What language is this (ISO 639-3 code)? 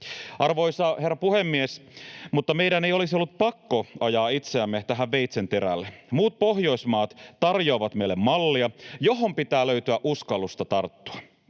fin